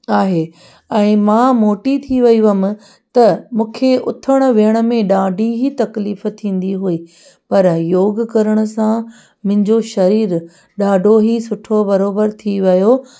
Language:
Sindhi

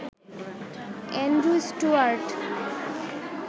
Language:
Bangla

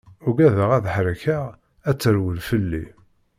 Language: Kabyle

